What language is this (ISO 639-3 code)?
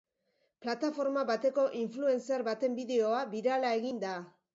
eus